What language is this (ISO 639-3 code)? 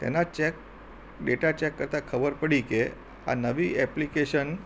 guj